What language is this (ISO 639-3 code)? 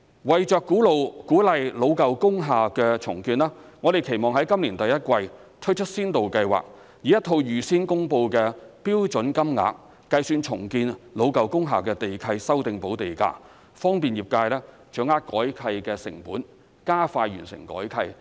yue